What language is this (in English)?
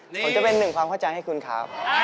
Thai